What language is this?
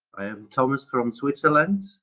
English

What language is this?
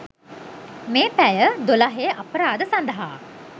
Sinhala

